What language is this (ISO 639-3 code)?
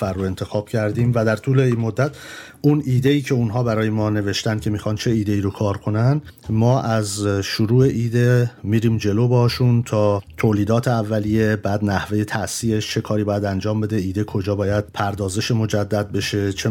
fas